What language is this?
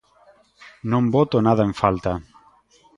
Galician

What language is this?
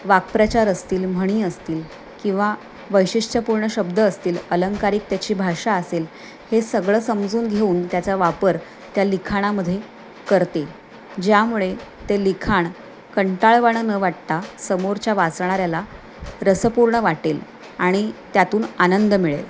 Marathi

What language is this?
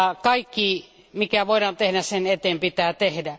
Finnish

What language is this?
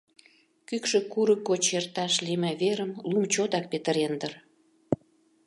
Mari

